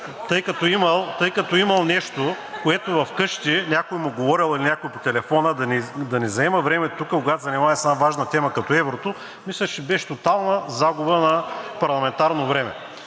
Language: Bulgarian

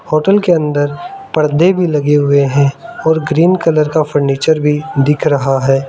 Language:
Hindi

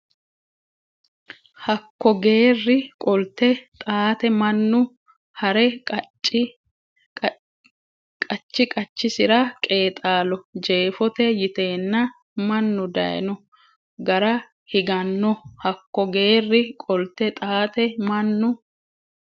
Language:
Sidamo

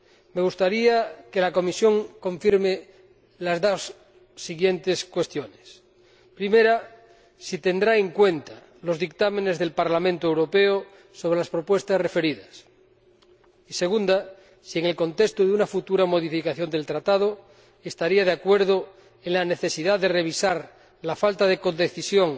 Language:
Spanish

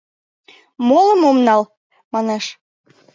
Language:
Mari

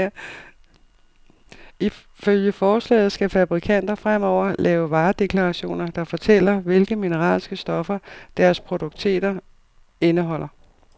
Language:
Danish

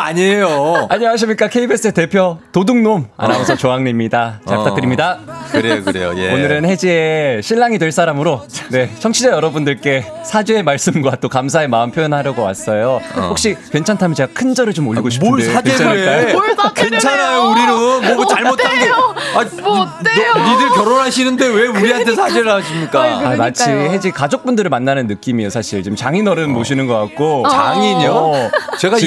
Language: Korean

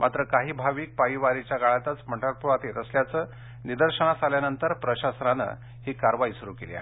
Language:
Marathi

